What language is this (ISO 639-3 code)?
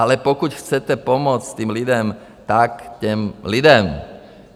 ces